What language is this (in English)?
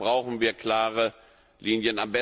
German